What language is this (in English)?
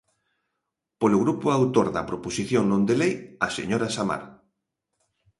Galician